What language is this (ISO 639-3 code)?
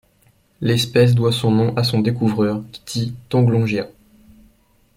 fra